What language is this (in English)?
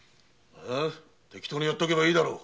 Japanese